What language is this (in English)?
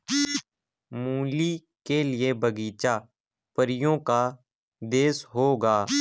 Hindi